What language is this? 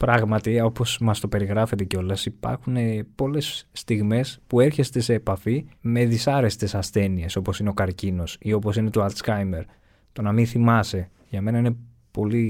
Greek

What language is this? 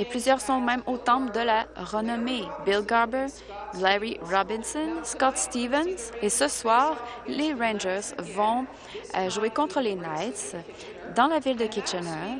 French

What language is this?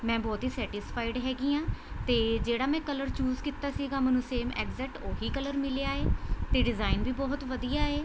Punjabi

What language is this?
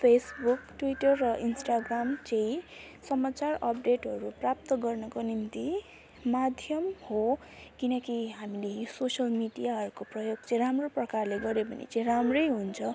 Nepali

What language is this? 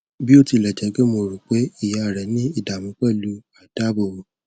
Yoruba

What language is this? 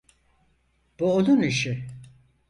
Turkish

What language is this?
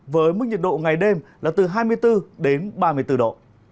Vietnamese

